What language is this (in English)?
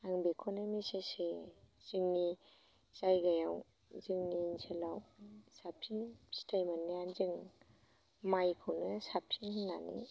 Bodo